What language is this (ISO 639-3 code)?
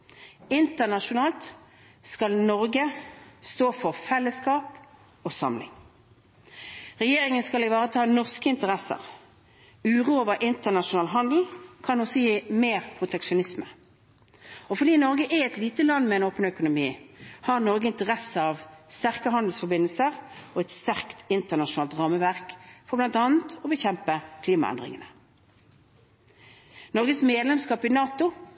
nob